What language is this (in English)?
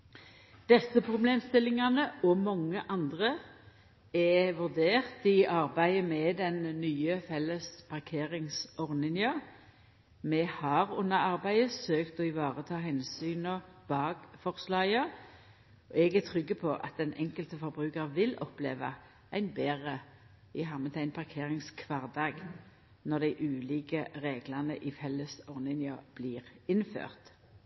Norwegian Nynorsk